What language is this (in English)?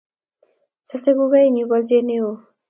Kalenjin